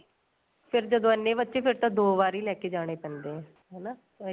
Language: Punjabi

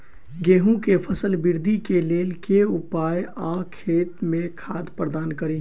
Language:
Maithili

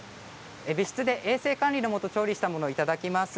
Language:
Japanese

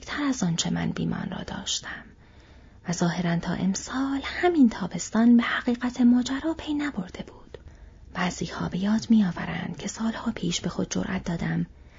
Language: Persian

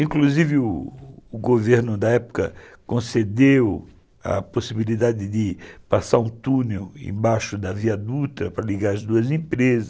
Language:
Portuguese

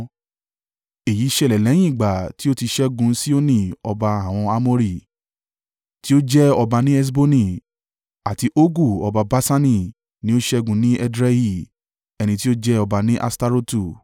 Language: Yoruba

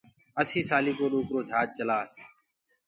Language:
Gurgula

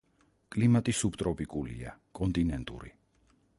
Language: Georgian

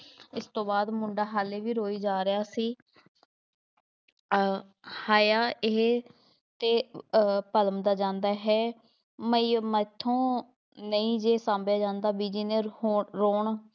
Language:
Punjabi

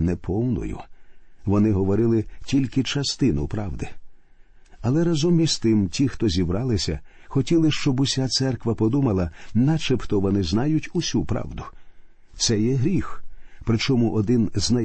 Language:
Ukrainian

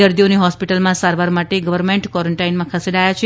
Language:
Gujarati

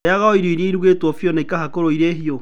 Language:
Kikuyu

